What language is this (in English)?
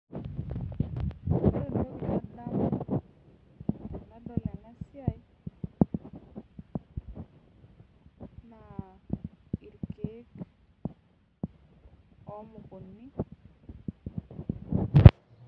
Masai